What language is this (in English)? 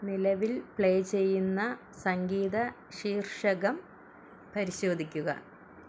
Malayalam